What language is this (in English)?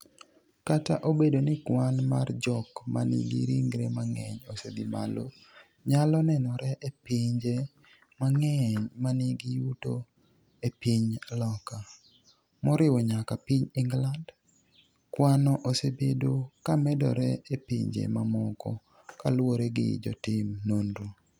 Luo (Kenya and Tanzania)